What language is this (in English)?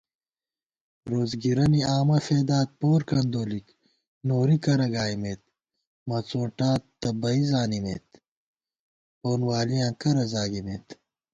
Gawar-Bati